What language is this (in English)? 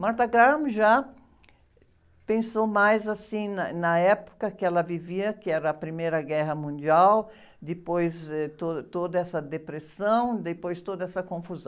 Portuguese